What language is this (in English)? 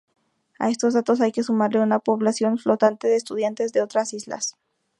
Spanish